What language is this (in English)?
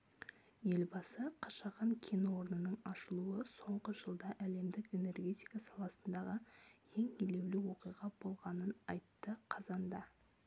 Kazakh